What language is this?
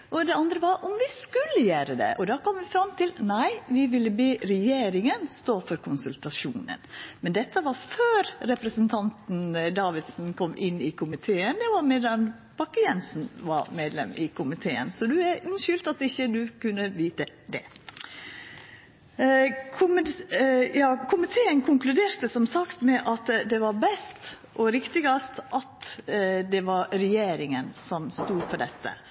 Norwegian Nynorsk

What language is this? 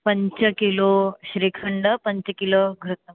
Sanskrit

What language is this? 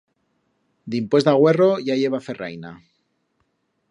Aragonese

